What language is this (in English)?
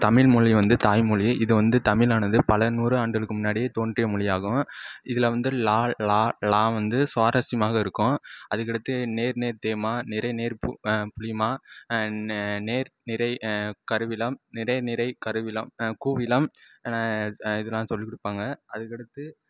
Tamil